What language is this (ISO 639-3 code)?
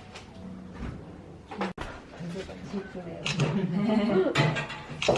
kor